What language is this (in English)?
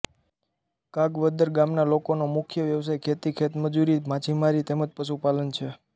Gujarati